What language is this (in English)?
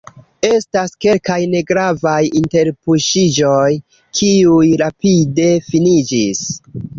Esperanto